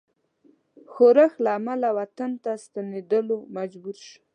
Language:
Pashto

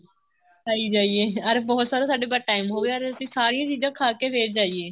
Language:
Punjabi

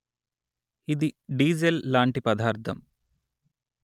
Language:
Telugu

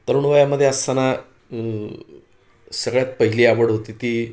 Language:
Marathi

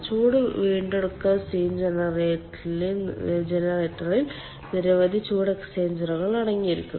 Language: Malayalam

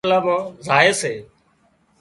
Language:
Wadiyara Koli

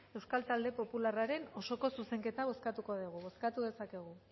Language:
Basque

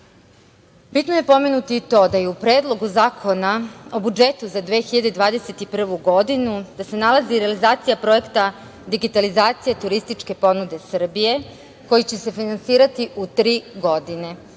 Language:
Serbian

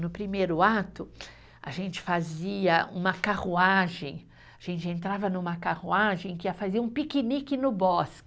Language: Portuguese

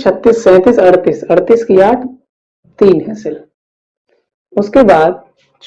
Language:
Hindi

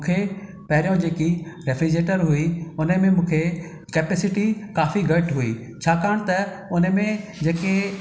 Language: Sindhi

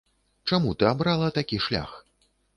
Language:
Belarusian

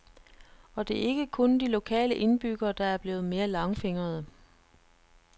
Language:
Danish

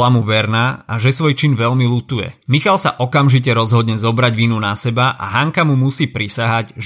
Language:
Slovak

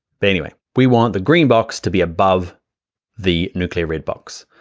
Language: English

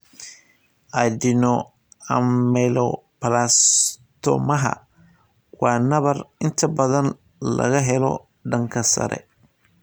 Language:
Somali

